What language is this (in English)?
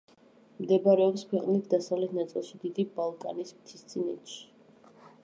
Georgian